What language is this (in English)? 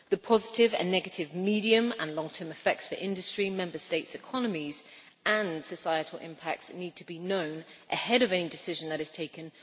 English